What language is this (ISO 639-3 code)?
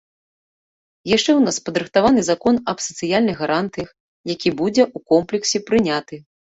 bel